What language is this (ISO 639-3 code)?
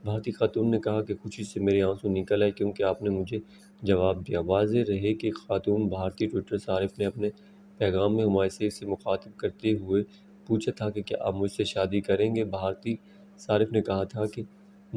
hin